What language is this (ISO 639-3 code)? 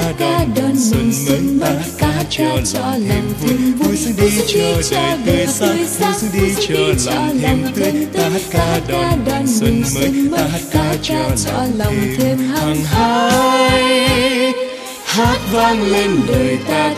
vie